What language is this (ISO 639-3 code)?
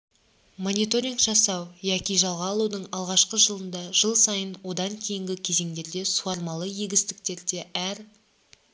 kaz